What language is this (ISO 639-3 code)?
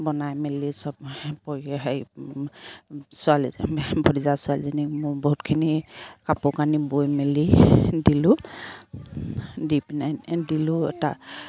asm